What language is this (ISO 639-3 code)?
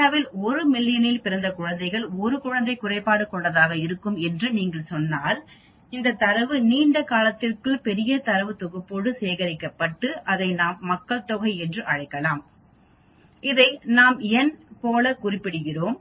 tam